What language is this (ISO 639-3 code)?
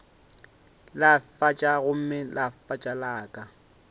nso